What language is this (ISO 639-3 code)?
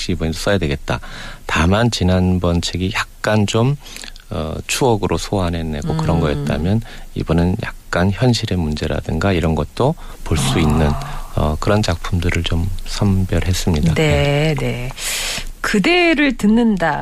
kor